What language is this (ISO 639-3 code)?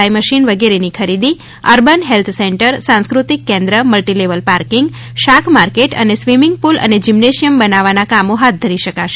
guj